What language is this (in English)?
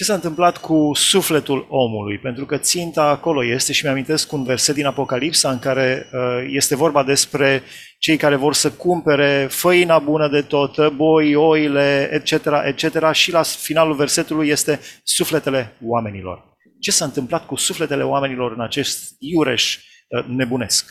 Romanian